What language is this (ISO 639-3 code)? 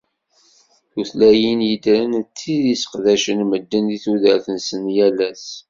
kab